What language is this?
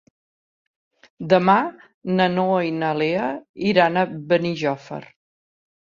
Catalan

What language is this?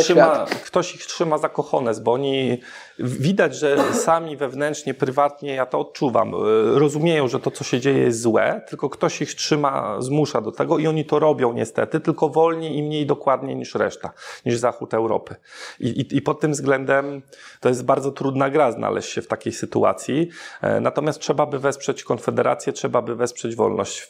Polish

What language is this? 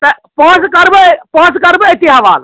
Kashmiri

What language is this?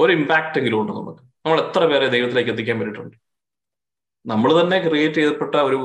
Malayalam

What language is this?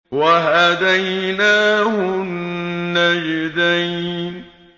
Arabic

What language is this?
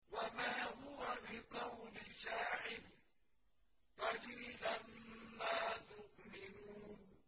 Arabic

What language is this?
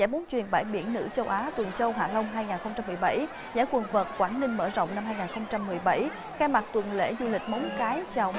Vietnamese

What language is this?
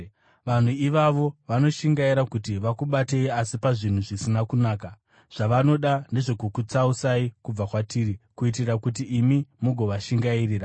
Shona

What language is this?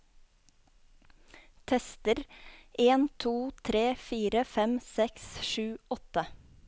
Norwegian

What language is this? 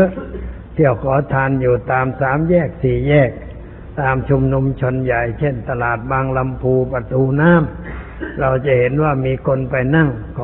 Thai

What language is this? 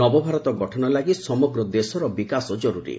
Odia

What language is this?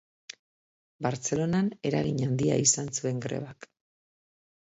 Basque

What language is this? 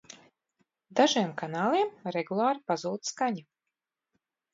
Latvian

